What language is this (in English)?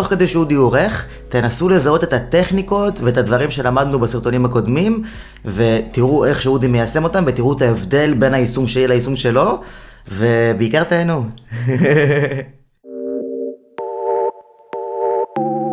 Hebrew